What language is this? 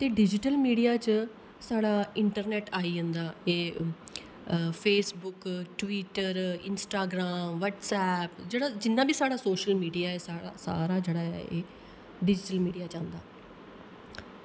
Dogri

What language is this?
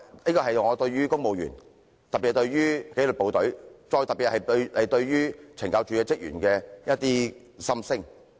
Cantonese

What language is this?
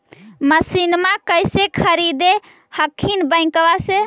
Magahi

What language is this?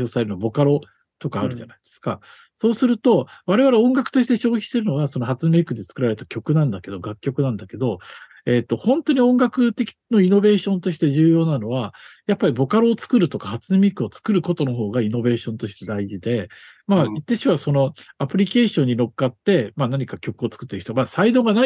Japanese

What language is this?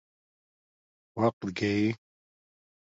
Domaaki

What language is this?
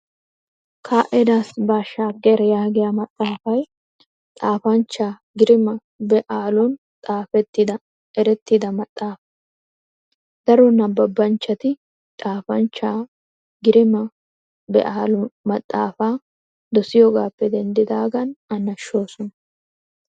Wolaytta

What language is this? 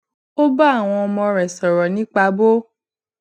Yoruba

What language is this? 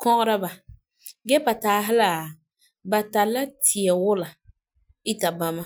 Frafra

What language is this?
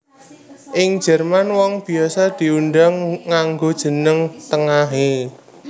Javanese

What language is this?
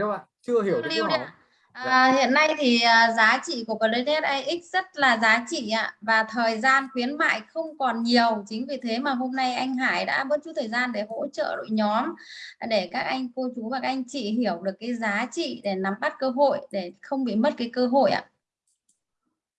Vietnamese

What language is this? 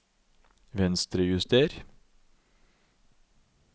Norwegian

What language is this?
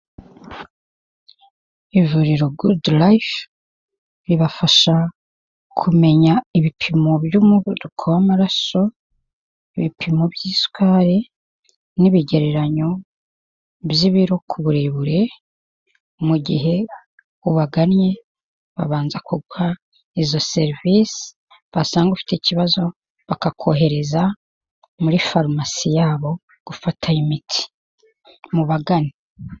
Kinyarwanda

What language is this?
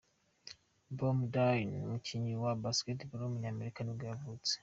Kinyarwanda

